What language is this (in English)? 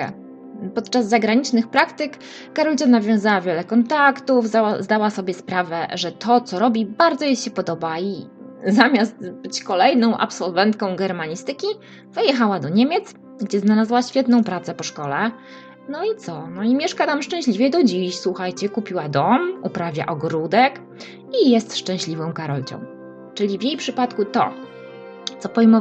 Polish